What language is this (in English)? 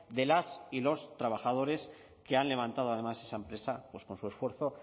Spanish